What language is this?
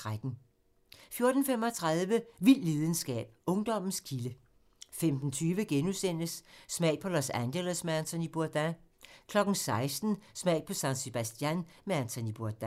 Danish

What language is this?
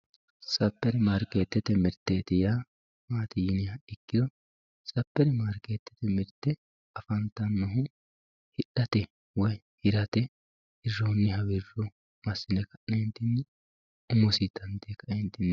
Sidamo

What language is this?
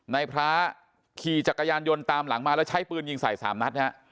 Thai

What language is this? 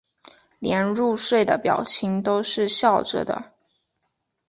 Chinese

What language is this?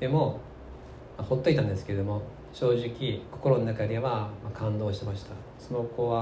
Japanese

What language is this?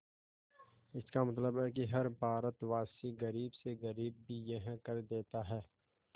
Hindi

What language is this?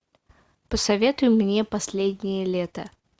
Russian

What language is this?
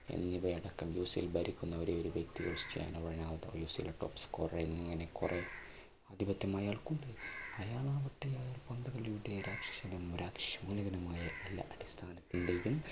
Malayalam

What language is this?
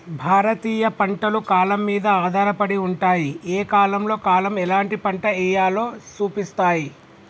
Telugu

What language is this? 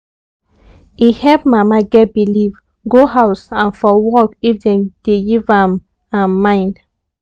Nigerian Pidgin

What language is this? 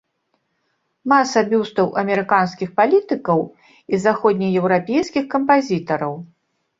Belarusian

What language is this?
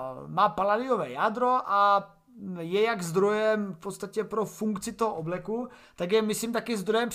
Czech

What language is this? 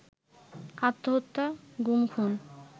Bangla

